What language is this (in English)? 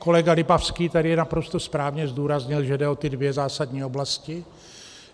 Czech